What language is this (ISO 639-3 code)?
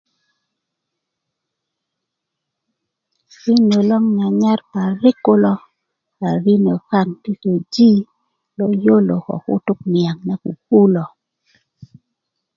ukv